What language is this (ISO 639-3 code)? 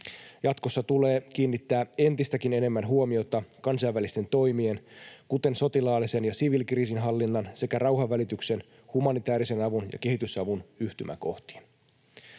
fin